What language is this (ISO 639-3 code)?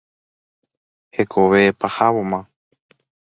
grn